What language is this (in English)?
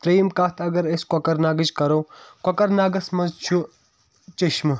Kashmiri